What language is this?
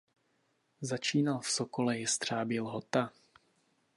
Czech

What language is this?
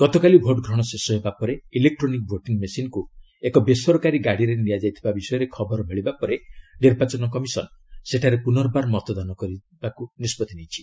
Odia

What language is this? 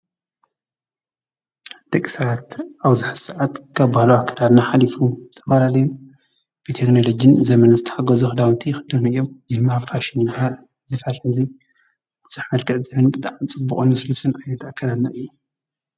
Tigrinya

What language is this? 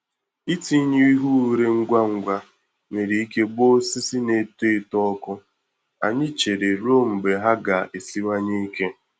Igbo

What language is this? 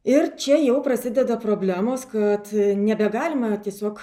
Lithuanian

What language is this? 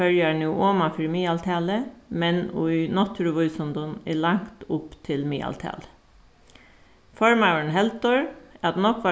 Faroese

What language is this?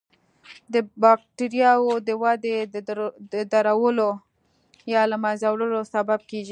Pashto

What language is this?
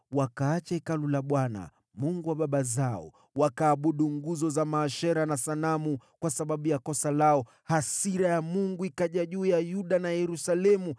Swahili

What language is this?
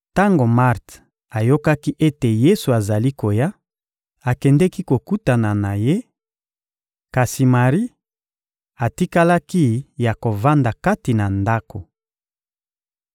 Lingala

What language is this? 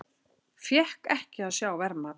Icelandic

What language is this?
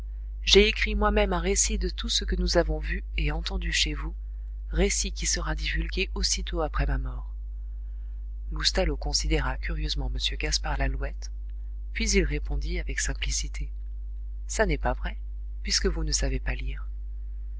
French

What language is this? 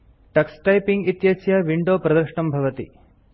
Sanskrit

